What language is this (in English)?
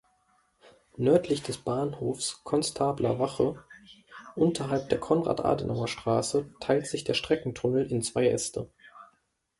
German